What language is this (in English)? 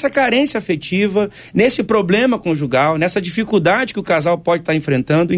Portuguese